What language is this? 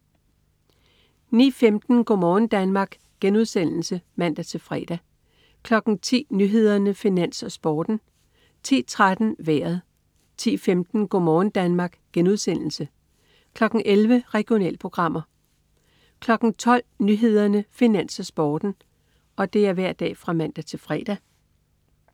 Danish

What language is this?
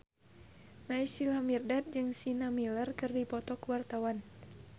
Sundanese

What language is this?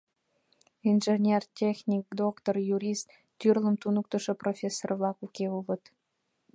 Mari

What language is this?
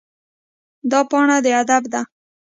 Pashto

